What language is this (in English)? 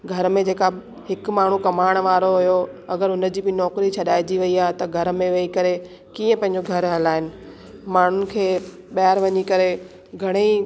Sindhi